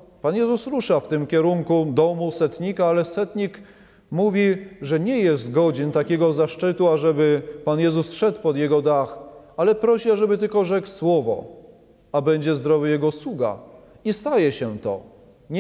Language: Polish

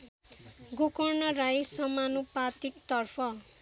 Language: Nepali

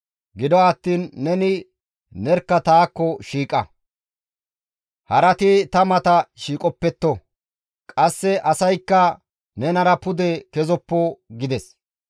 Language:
Gamo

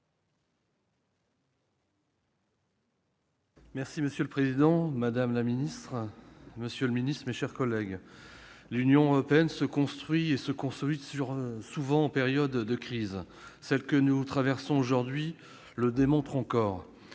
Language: French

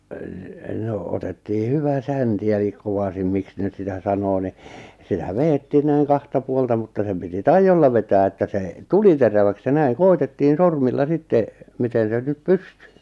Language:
Finnish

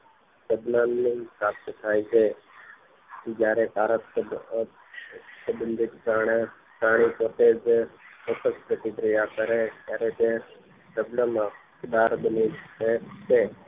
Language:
Gujarati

